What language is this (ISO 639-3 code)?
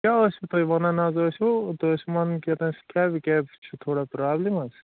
kas